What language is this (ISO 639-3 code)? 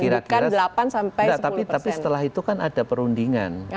ind